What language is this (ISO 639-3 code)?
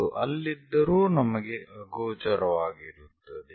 kan